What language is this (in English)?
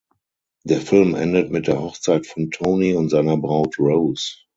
German